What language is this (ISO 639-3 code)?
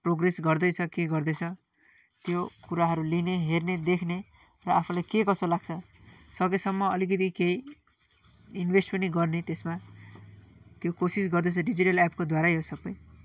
nep